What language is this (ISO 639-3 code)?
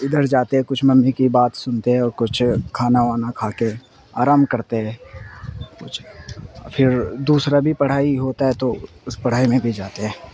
urd